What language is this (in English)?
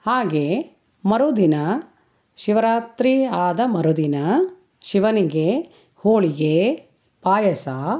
Kannada